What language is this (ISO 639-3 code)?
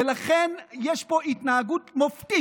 heb